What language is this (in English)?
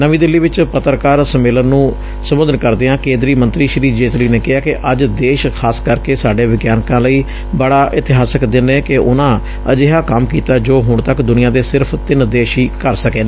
Punjabi